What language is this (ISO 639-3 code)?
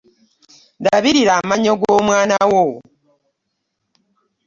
lug